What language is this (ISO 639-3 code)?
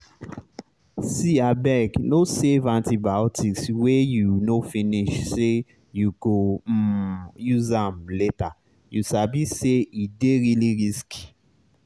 pcm